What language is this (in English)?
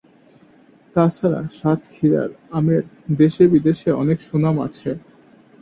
Bangla